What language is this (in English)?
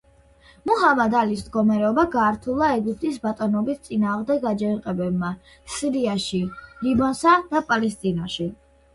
Georgian